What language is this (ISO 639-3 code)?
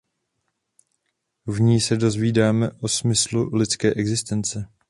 ces